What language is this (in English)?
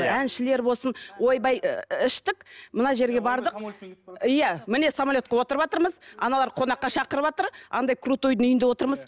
Kazakh